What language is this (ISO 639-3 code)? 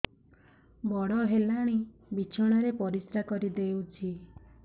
ori